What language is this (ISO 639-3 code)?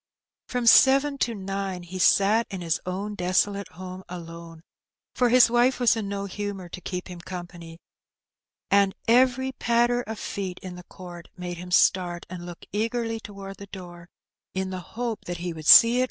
eng